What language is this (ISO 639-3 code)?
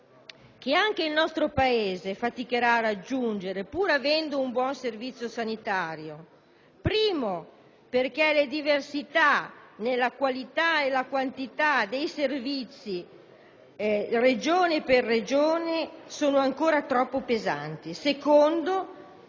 ita